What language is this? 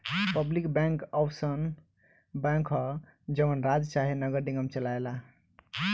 Bhojpuri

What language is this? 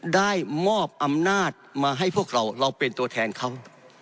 Thai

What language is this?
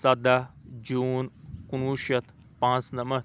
Kashmiri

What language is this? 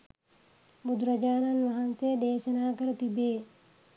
Sinhala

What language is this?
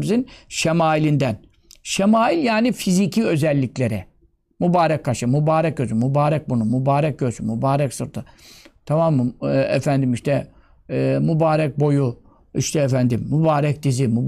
Turkish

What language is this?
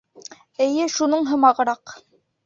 Bashkir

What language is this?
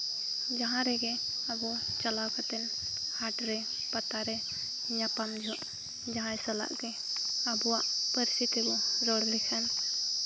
Santali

